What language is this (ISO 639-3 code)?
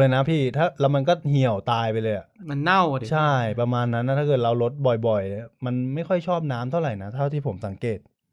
tha